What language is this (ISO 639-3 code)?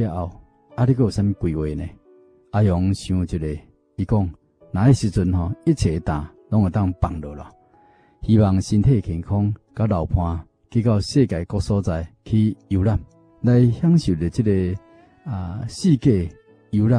zho